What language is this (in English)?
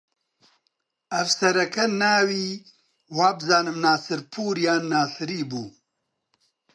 Central Kurdish